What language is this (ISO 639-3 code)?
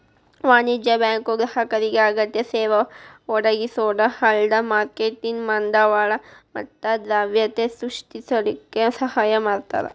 kan